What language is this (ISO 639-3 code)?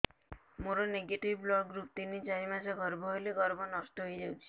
ori